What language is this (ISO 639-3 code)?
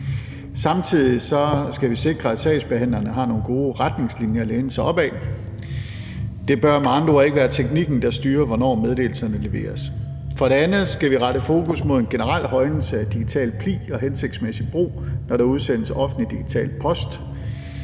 dan